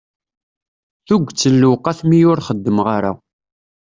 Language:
Kabyle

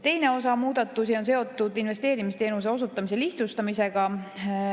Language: Estonian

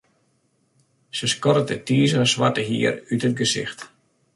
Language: Western Frisian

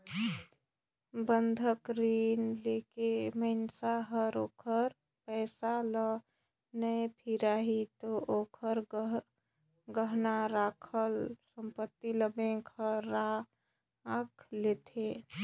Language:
Chhattisgarhi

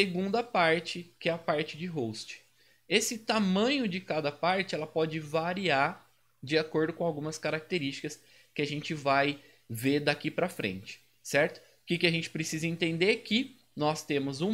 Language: Portuguese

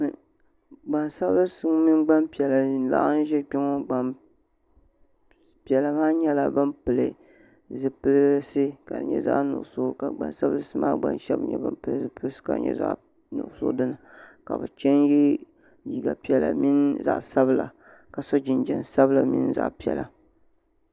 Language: Dagbani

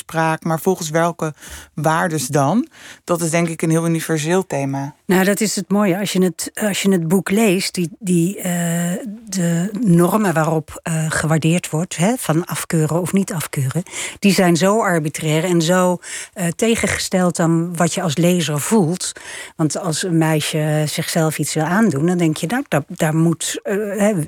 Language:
Dutch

